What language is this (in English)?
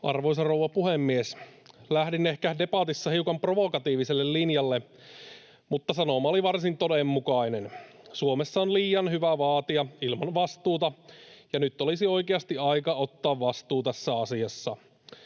Finnish